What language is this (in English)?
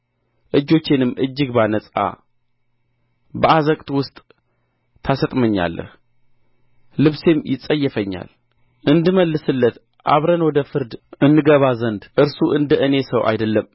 Amharic